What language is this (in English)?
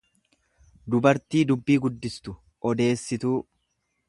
Oromo